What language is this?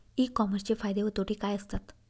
Marathi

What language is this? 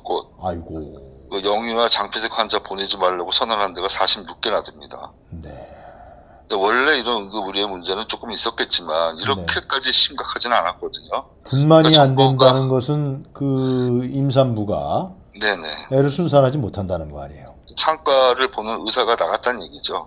Korean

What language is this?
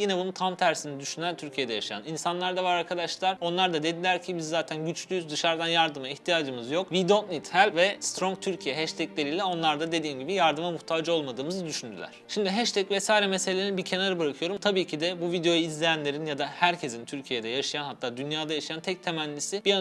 Turkish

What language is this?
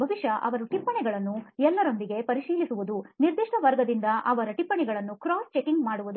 Kannada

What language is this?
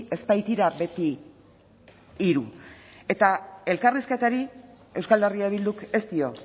Basque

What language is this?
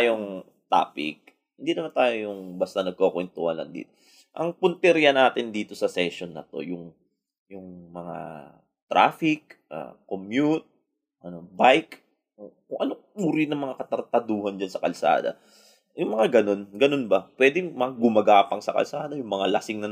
Filipino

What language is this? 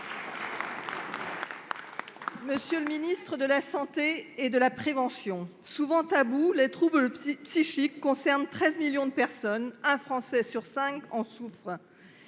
French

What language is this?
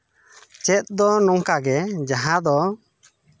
Santali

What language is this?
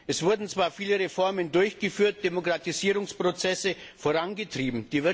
German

